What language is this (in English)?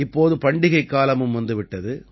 Tamil